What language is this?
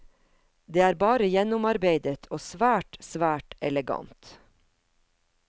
Norwegian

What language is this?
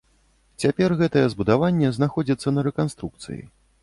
Belarusian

